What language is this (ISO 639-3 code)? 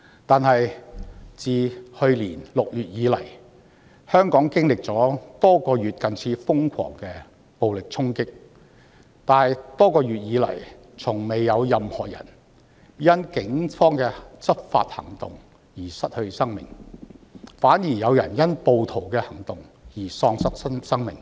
yue